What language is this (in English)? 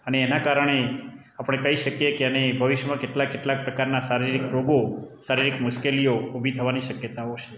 Gujarati